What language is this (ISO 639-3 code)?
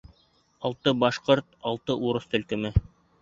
bak